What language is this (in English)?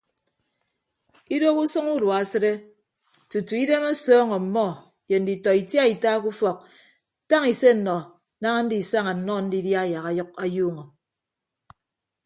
Ibibio